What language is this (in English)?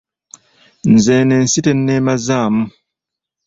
Ganda